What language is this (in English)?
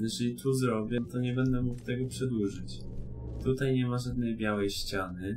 Polish